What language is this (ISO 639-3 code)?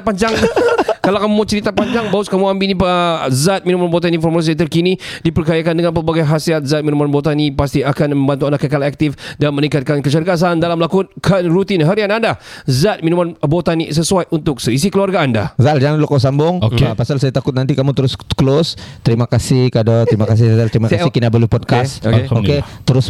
msa